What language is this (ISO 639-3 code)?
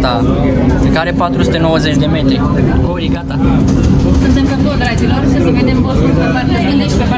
ron